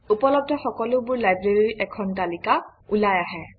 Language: Assamese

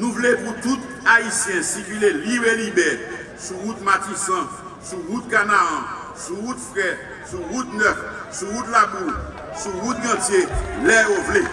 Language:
French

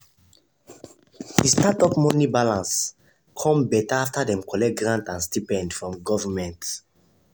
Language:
Nigerian Pidgin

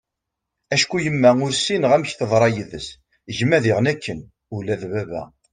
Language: Kabyle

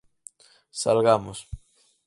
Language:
Galician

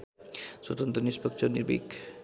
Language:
Nepali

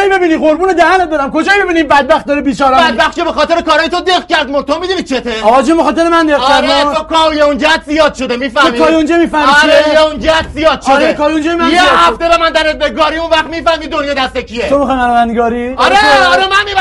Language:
Persian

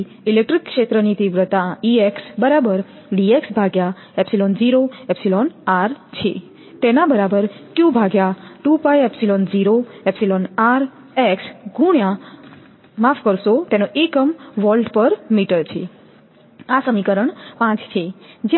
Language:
Gujarati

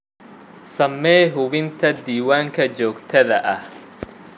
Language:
Somali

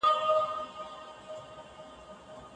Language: Pashto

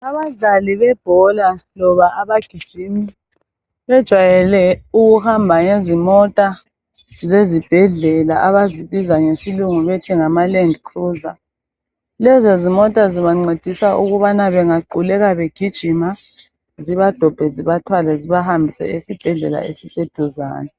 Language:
North Ndebele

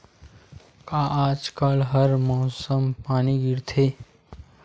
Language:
Chhattisgarhi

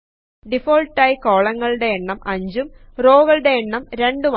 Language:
Malayalam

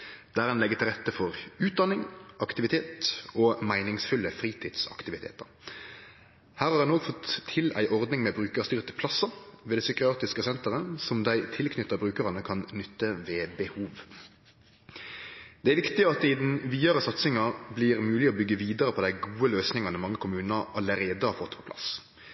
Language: Norwegian Nynorsk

